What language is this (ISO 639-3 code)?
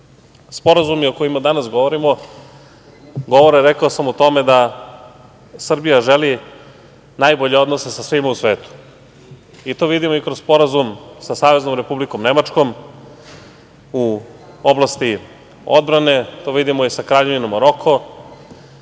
srp